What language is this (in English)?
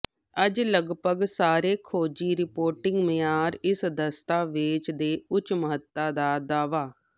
Punjabi